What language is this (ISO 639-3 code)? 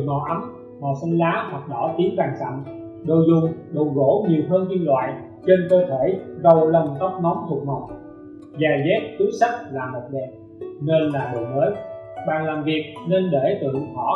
vie